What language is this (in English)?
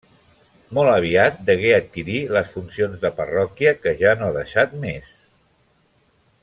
Catalan